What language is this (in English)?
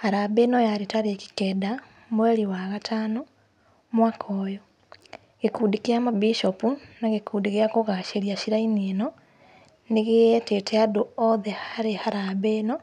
Kikuyu